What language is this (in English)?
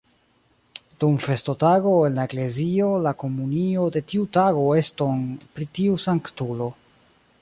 Esperanto